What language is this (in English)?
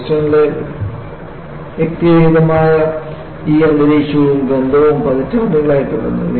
Malayalam